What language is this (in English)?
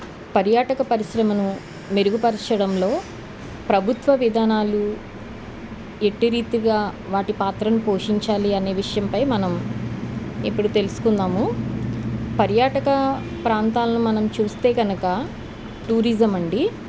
Telugu